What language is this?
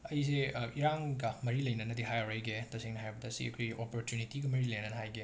Manipuri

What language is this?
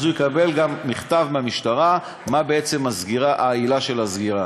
Hebrew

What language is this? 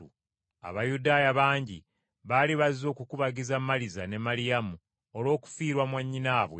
Ganda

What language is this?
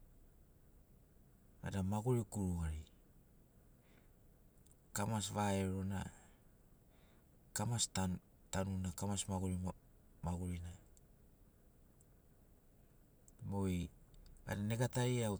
Sinaugoro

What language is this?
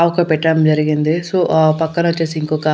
Telugu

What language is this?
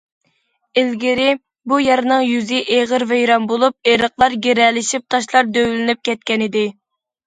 Uyghur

